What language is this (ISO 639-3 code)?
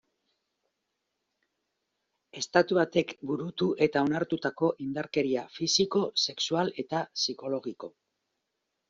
eus